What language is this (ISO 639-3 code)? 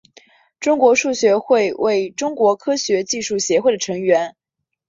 zho